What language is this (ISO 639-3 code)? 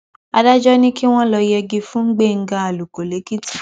yor